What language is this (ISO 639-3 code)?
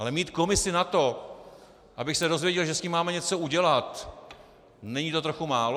ces